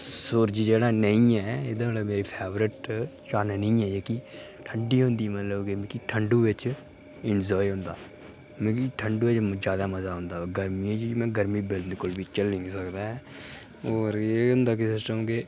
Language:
Dogri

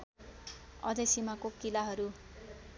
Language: Nepali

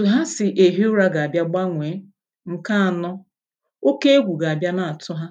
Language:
Igbo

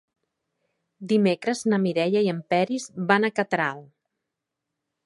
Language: Catalan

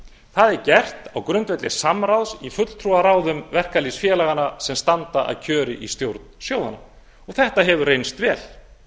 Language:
Icelandic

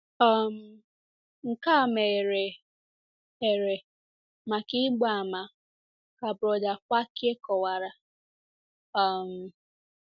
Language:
Igbo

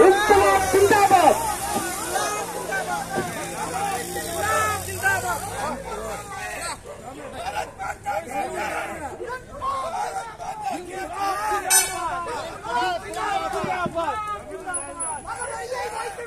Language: Arabic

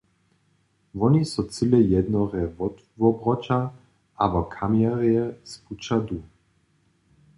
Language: Upper Sorbian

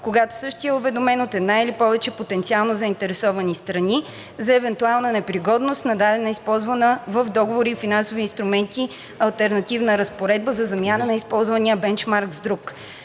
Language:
Bulgarian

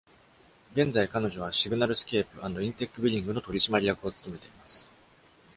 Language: Japanese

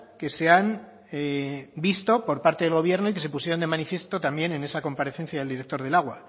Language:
Spanish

